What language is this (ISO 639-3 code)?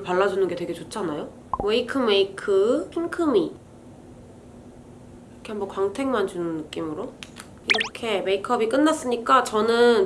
kor